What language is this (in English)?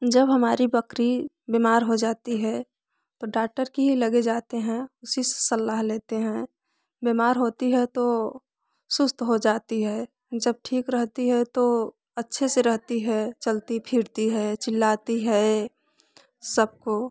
Hindi